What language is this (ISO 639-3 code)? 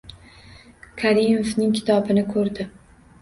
uzb